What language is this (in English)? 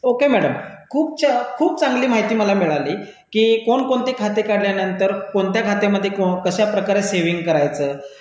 Marathi